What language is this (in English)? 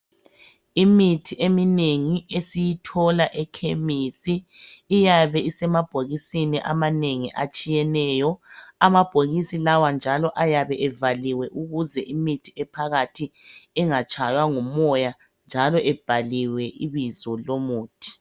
North Ndebele